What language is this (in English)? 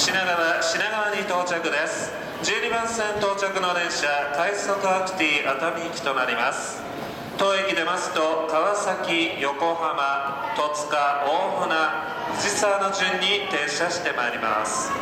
Japanese